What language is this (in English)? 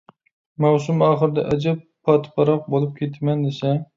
Uyghur